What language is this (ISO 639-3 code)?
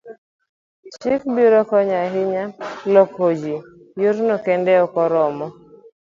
luo